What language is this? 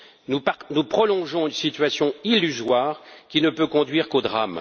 French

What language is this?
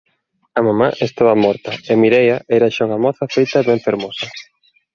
Galician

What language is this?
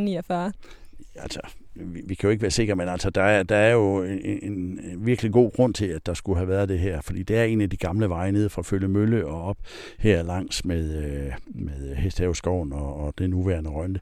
Danish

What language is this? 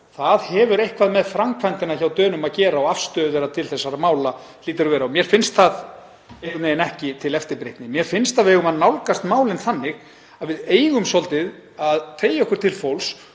Icelandic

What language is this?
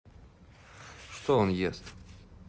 Russian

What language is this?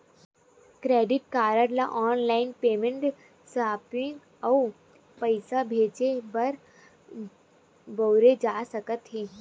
Chhattisgarhi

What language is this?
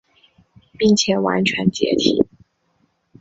Chinese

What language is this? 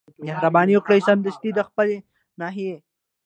Pashto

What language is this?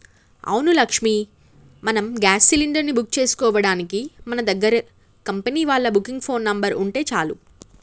Telugu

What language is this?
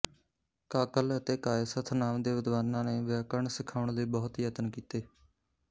Punjabi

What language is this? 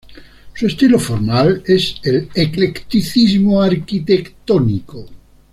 Spanish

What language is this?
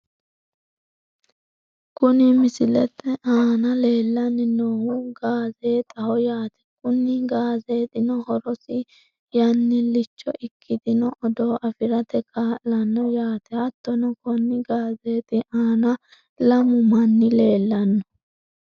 Sidamo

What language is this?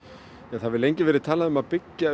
Icelandic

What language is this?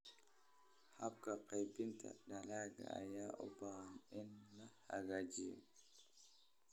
Somali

